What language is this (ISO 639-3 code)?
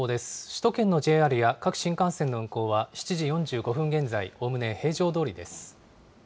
jpn